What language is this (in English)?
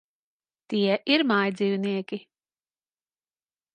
Latvian